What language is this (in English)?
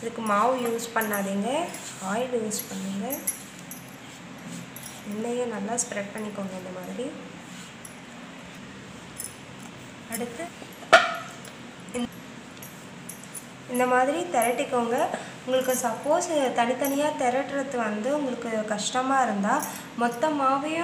Romanian